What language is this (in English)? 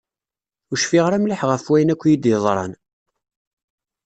Kabyle